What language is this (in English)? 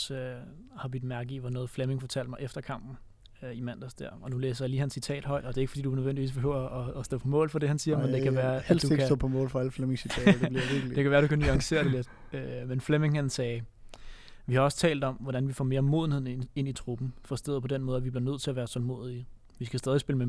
Danish